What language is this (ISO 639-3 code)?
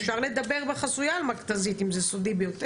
heb